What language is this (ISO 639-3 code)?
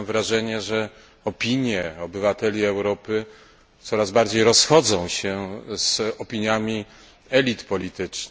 pol